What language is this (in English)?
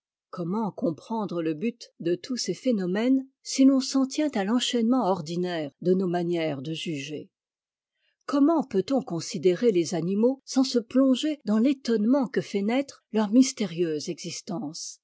French